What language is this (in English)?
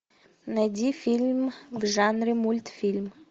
Russian